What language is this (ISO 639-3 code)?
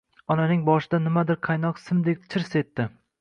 uzb